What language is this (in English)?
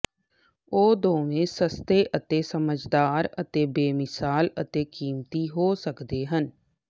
Punjabi